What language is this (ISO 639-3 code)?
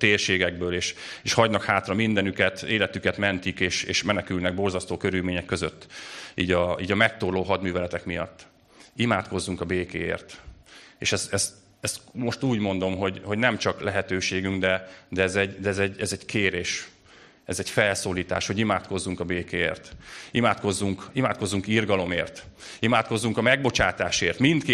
hun